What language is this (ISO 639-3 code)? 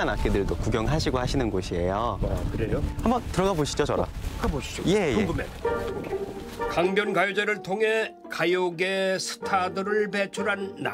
kor